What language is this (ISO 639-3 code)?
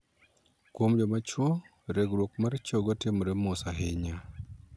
luo